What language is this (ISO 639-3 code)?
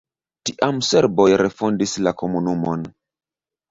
epo